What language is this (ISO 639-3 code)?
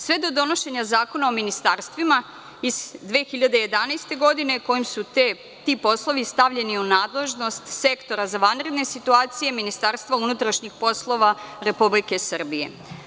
srp